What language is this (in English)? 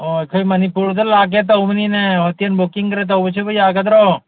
Manipuri